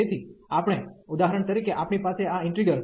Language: Gujarati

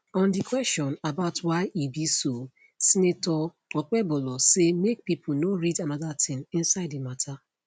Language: Nigerian Pidgin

